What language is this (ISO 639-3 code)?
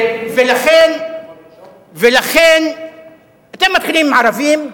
heb